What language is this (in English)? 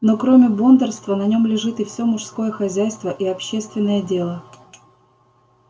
Russian